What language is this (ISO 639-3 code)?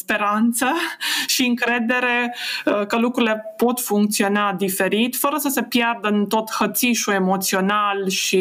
ron